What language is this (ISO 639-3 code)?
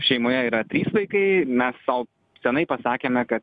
lit